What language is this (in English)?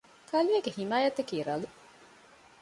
Divehi